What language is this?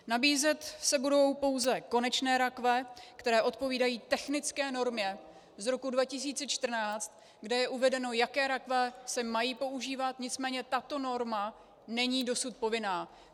Czech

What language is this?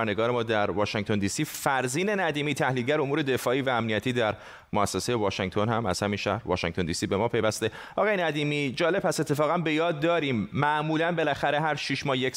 Persian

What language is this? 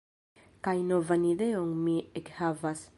Esperanto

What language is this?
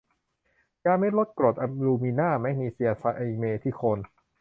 Thai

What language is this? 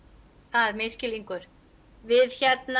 Icelandic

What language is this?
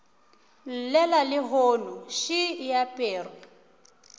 Northern Sotho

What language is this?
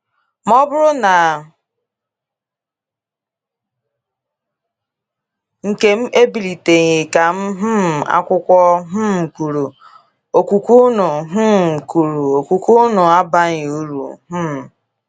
Igbo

